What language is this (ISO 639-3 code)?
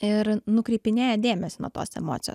lit